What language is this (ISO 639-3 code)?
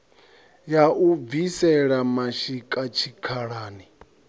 ven